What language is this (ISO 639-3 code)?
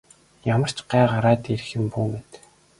mon